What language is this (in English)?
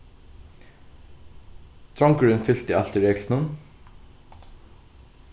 Faroese